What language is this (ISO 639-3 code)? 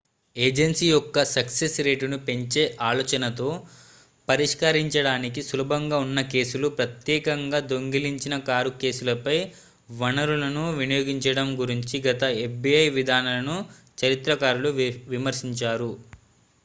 tel